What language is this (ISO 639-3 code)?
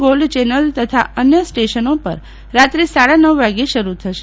guj